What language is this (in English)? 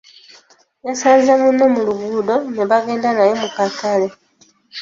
Ganda